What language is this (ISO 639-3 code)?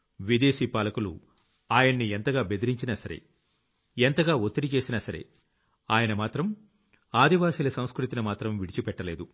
tel